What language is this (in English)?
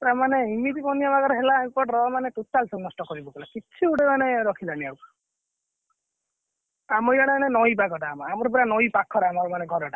Odia